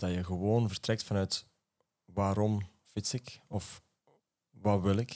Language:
Dutch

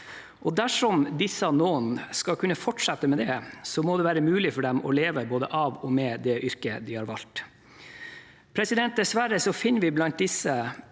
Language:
Norwegian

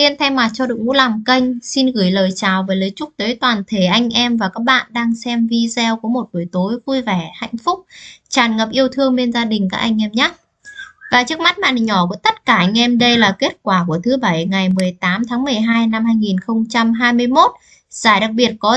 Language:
Vietnamese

